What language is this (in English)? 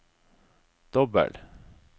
Norwegian